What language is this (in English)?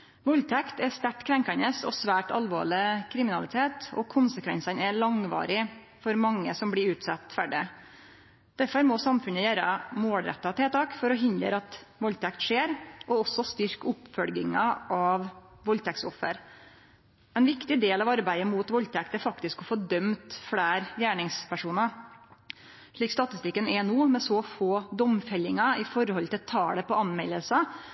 Norwegian Nynorsk